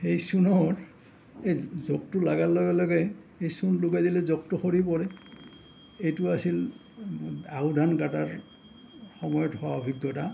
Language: Assamese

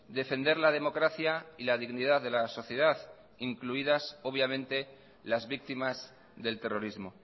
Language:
Spanish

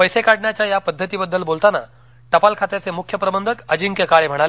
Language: Marathi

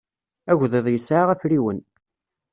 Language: Kabyle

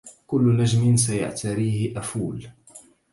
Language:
Arabic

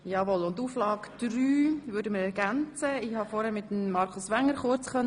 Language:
Swiss German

